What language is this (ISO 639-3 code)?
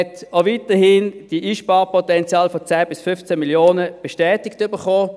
gsw